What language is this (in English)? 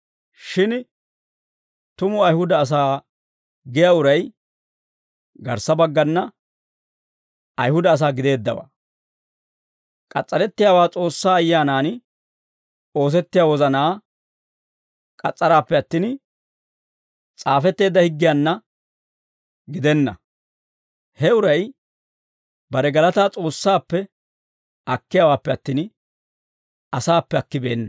Dawro